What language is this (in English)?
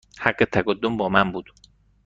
Persian